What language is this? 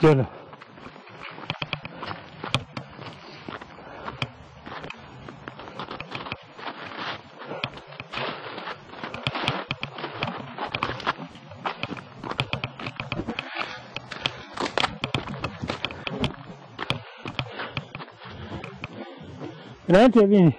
Italian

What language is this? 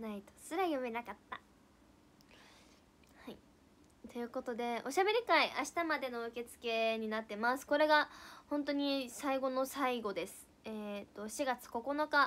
Japanese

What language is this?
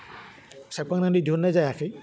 Bodo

